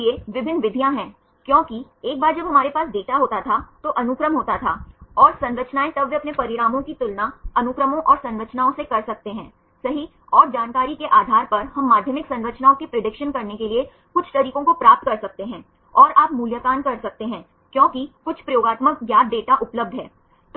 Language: Hindi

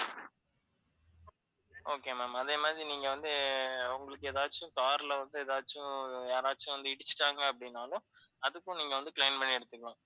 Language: Tamil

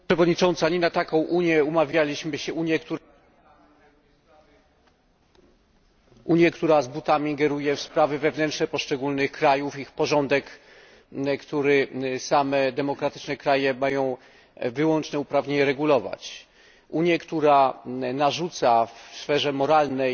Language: Polish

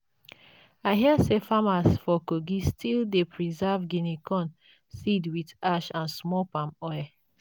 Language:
Nigerian Pidgin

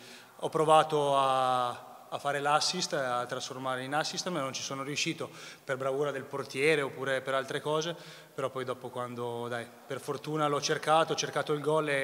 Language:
Italian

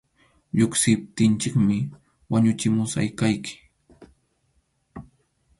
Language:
Arequipa-La Unión Quechua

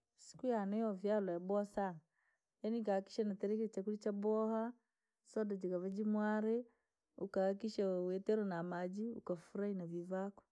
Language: Langi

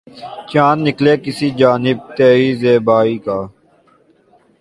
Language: Urdu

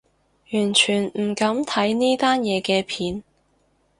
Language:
Cantonese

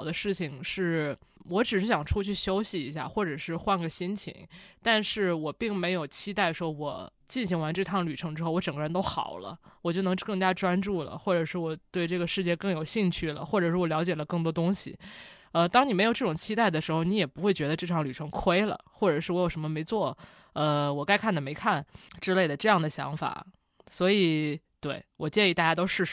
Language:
Chinese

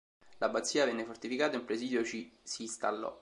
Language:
Italian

